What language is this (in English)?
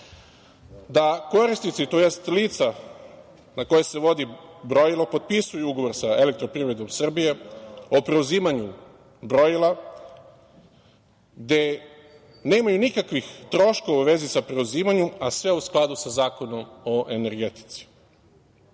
Serbian